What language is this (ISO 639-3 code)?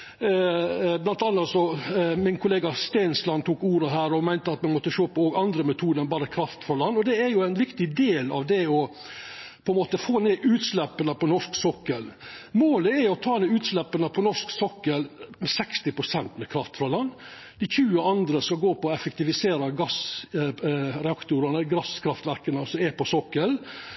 nno